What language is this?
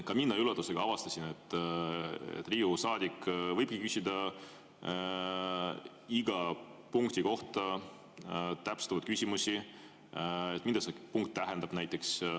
Estonian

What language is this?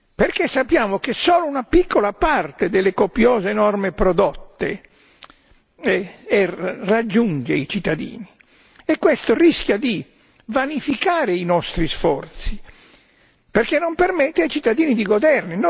Italian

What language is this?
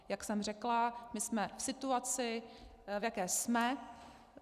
Czech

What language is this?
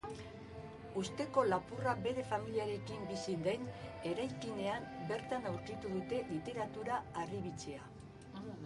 Basque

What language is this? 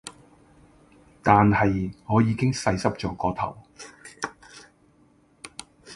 Cantonese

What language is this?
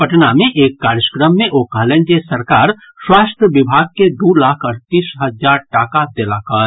Maithili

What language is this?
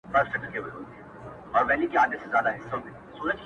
Pashto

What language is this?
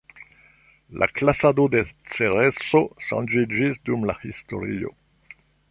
Esperanto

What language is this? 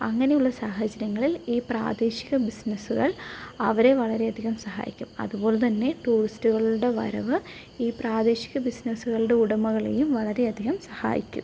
Malayalam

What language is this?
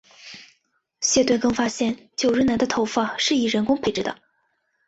Chinese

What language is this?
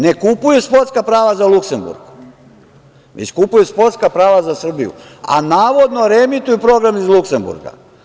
Serbian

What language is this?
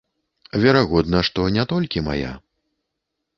Belarusian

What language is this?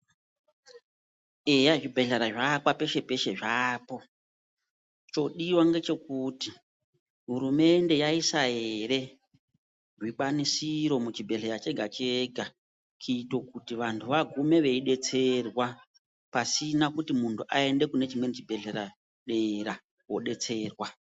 Ndau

